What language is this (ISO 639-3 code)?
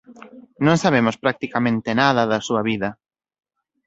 glg